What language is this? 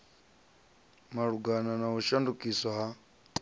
Venda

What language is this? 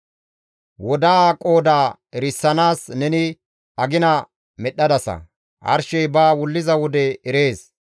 Gamo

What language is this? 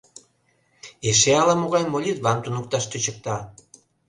Mari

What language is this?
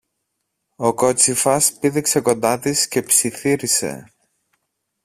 Greek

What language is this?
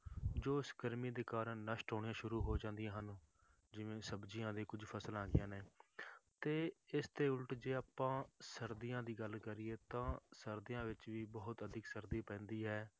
Punjabi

